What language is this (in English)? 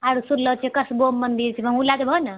Maithili